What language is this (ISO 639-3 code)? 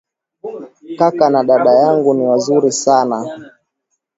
swa